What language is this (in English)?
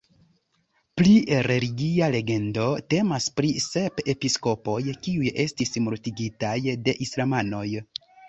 Esperanto